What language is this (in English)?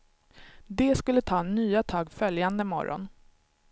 Swedish